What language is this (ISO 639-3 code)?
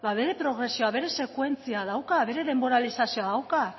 eus